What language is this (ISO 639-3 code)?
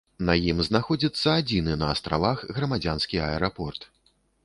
bel